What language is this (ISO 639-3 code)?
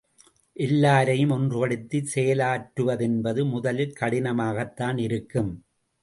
tam